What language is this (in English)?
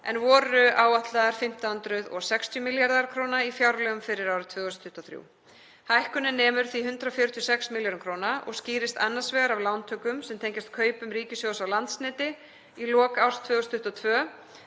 Icelandic